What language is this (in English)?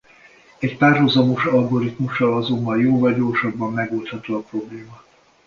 Hungarian